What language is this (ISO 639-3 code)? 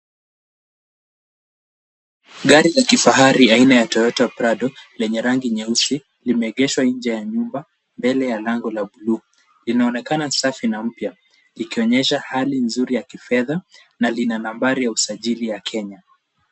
swa